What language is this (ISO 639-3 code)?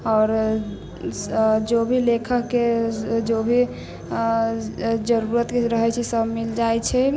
mai